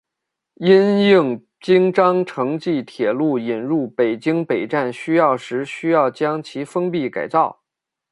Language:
Chinese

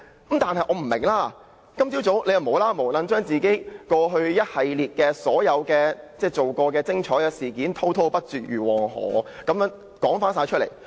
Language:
Cantonese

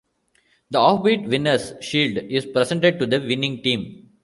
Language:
English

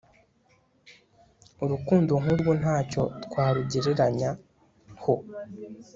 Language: Kinyarwanda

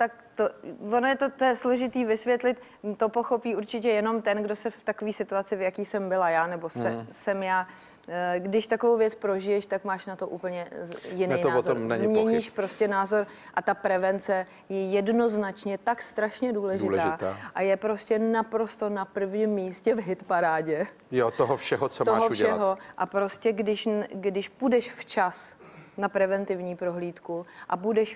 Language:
Czech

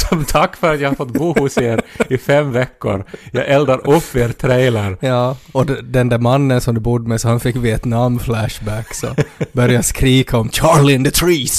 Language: Swedish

